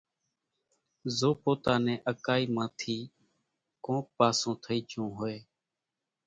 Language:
Kachi Koli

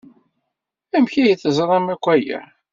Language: Kabyle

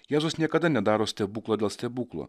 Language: Lithuanian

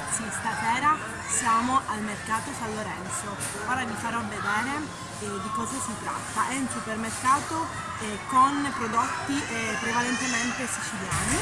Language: Italian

